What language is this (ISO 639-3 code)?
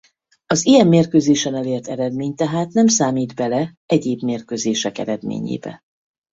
hun